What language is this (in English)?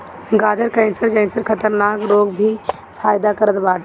Bhojpuri